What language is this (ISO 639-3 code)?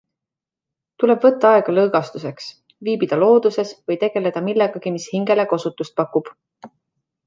est